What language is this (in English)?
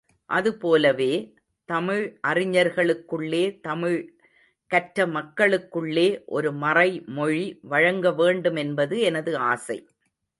Tamil